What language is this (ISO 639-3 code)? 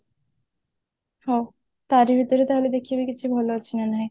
ori